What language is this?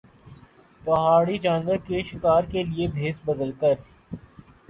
Urdu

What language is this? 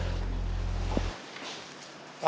Indonesian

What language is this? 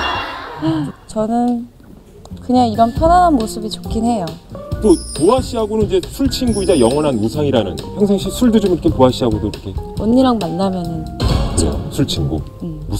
Korean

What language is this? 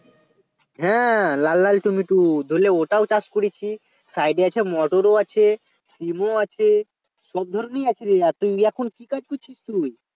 Bangla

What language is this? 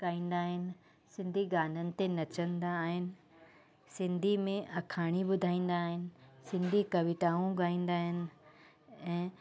Sindhi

